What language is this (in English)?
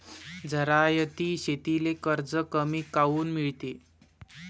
Marathi